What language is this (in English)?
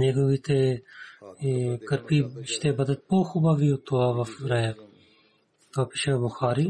Bulgarian